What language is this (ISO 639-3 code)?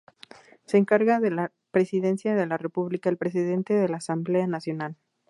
spa